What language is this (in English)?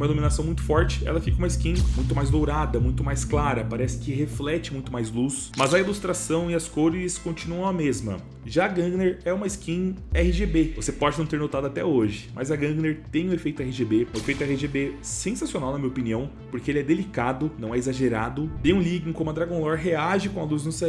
Portuguese